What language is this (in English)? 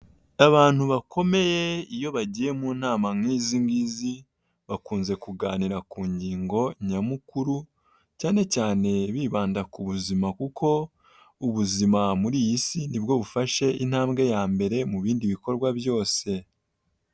Kinyarwanda